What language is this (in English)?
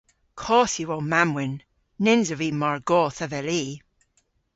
Cornish